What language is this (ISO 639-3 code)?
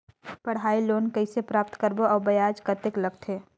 hne